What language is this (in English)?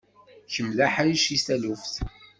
Kabyle